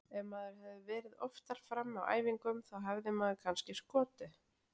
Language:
Icelandic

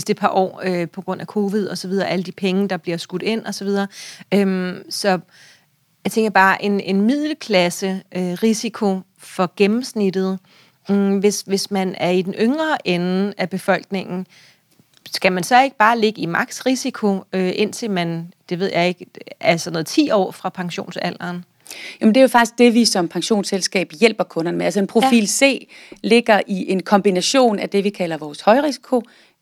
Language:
Danish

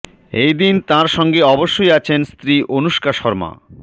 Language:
Bangla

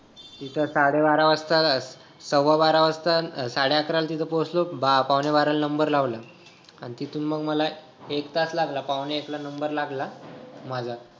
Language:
Marathi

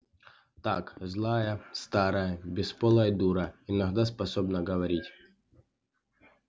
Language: Russian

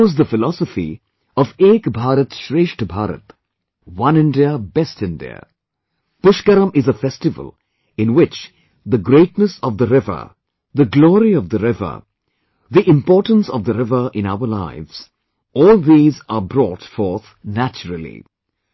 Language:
English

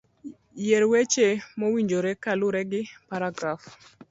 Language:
Luo (Kenya and Tanzania)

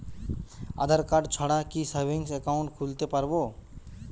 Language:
Bangla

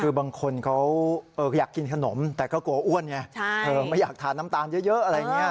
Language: Thai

